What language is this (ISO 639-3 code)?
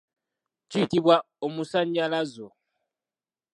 lug